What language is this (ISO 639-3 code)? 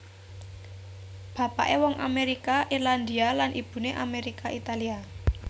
jav